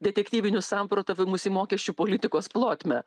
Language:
Lithuanian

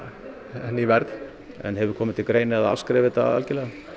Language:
Icelandic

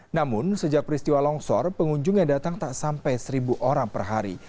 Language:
Indonesian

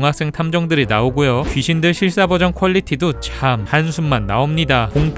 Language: Korean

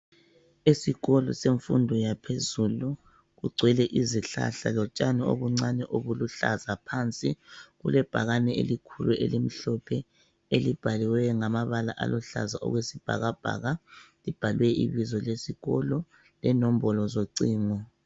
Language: North Ndebele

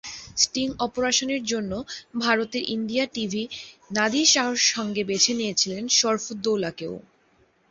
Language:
Bangla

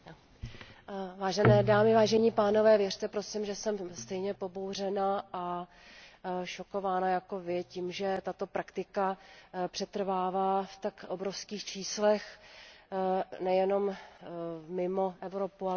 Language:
Czech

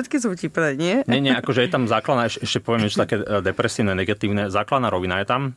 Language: Slovak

